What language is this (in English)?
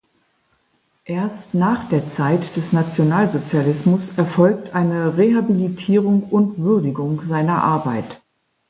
German